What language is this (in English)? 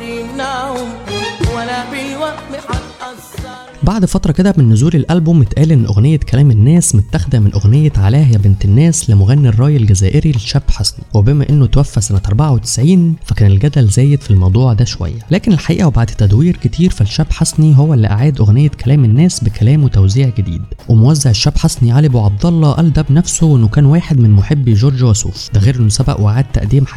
Arabic